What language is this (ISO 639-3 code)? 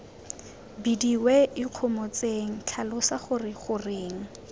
tsn